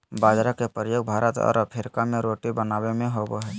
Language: Magahi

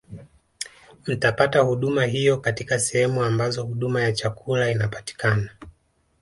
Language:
Swahili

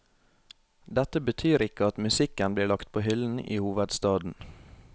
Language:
Norwegian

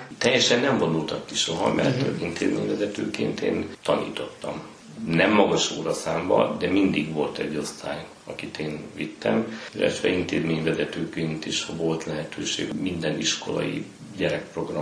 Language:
Hungarian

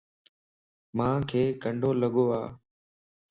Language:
Lasi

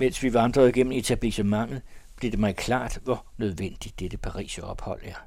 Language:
Danish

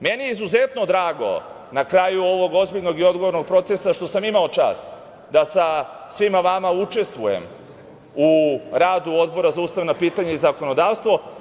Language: Serbian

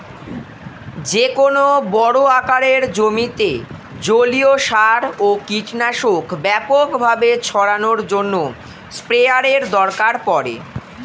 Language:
Bangla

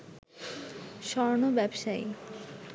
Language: Bangla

